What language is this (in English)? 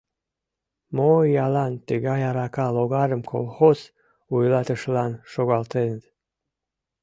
Mari